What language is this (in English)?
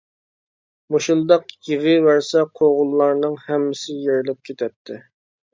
Uyghur